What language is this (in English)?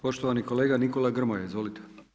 Croatian